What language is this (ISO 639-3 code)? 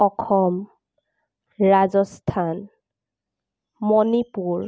asm